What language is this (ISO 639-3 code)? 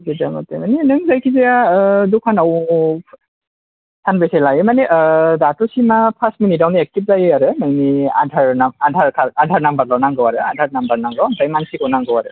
brx